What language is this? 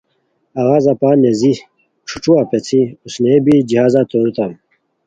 Khowar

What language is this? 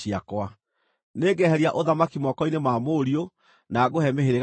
Kikuyu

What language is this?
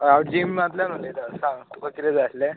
Konkani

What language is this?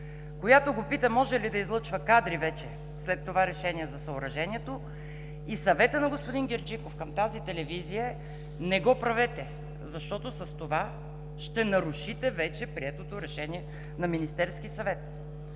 Bulgarian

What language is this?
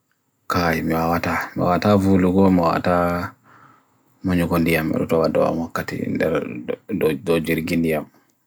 Bagirmi Fulfulde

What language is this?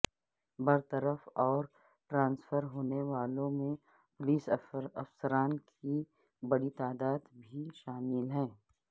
Urdu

